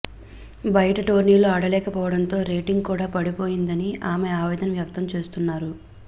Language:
Telugu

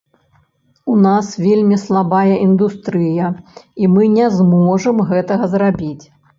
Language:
Belarusian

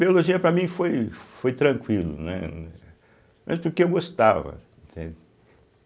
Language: Portuguese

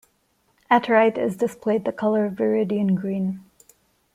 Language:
English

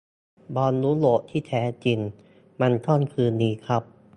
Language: Thai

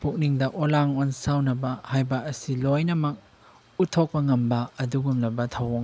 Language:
Manipuri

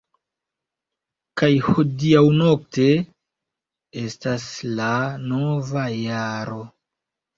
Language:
Esperanto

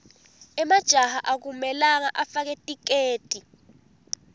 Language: Swati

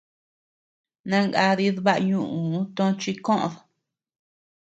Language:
Tepeuxila Cuicatec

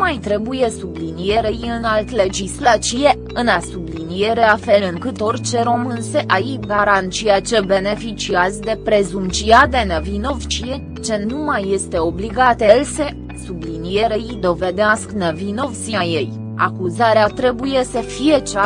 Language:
Romanian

